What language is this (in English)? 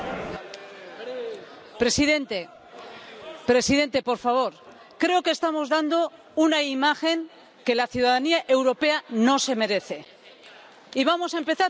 Spanish